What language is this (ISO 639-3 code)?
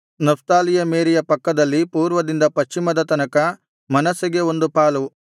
kan